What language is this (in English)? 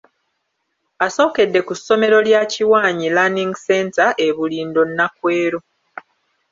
Ganda